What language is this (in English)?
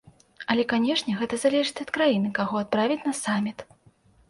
Belarusian